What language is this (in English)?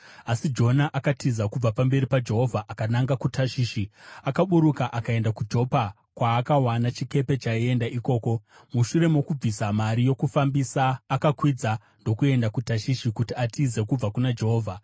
Shona